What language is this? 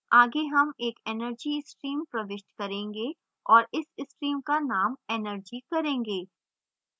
Hindi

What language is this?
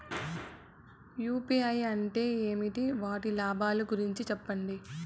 Telugu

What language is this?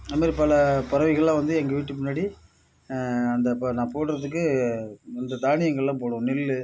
Tamil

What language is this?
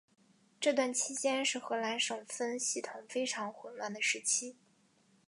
Chinese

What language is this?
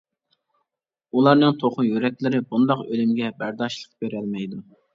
Uyghur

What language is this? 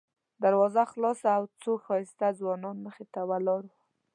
Pashto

